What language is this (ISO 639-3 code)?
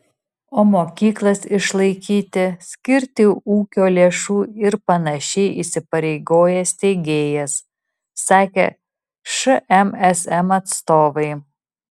lit